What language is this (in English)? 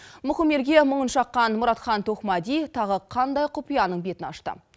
Kazakh